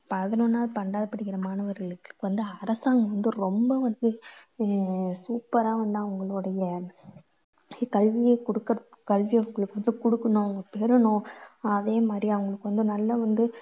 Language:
Tamil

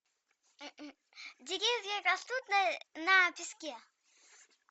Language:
Russian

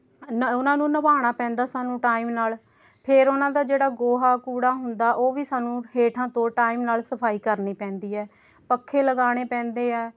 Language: Punjabi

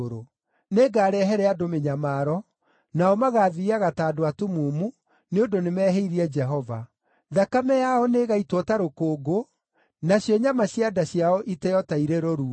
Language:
Kikuyu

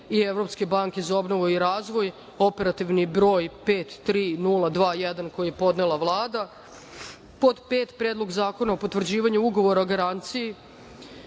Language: Serbian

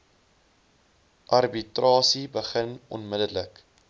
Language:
Afrikaans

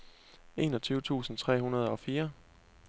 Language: Danish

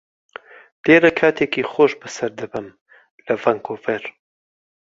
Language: Central Kurdish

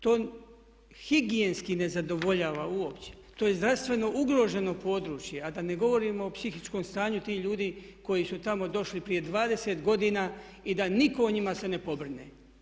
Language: Croatian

